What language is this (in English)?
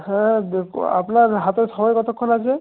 Bangla